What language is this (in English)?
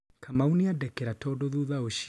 Kikuyu